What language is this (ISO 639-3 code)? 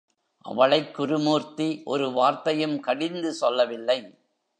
tam